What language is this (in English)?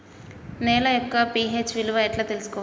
Telugu